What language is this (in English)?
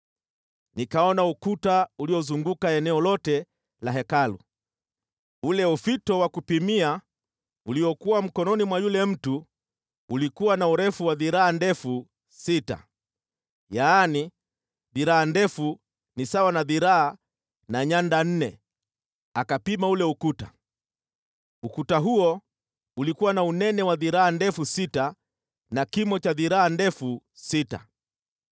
Swahili